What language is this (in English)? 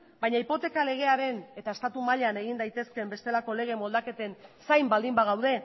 Basque